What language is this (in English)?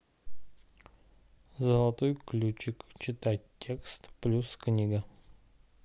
Russian